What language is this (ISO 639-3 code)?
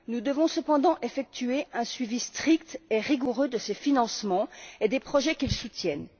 fra